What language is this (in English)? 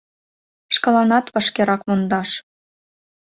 Mari